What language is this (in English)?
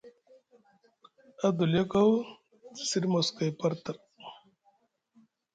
Musgu